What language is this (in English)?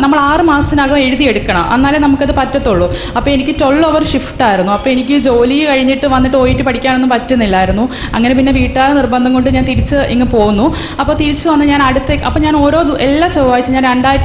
Malayalam